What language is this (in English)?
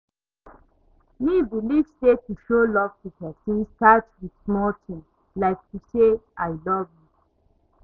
Nigerian Pidgin